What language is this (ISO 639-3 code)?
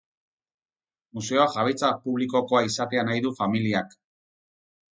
eus